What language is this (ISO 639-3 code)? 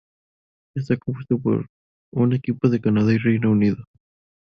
spa